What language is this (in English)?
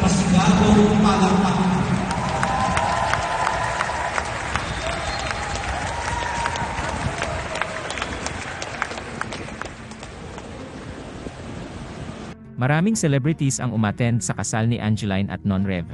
Filipino